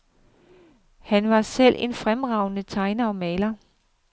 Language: Danish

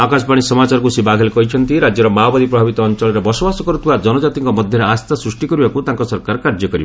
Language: Odia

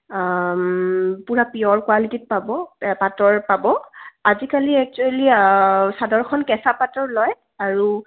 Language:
Assamese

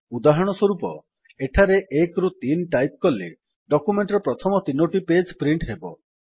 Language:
Odia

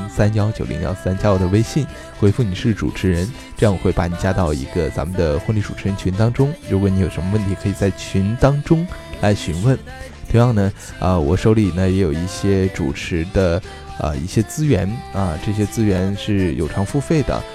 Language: Chinese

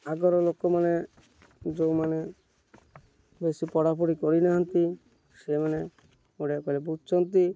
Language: Odia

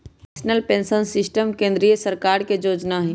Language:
Magahi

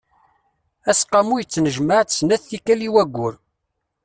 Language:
Kabyle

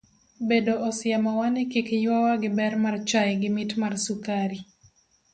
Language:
Luo (Kenya and Tanzania)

